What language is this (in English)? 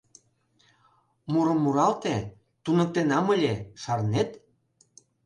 Mari